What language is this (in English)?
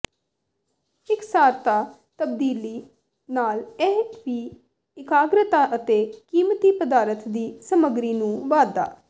Punjabi